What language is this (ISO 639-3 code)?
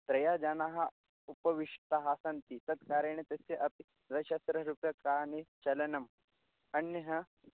san